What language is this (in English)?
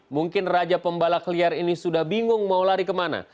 Indonesian